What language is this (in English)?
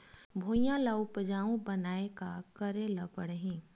Chhattisgarhi